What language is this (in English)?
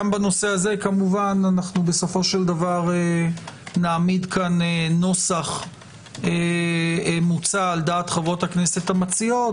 Hebrew